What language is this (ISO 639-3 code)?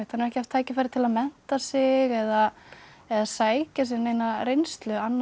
isl